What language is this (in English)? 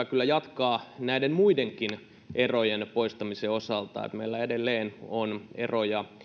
Finnish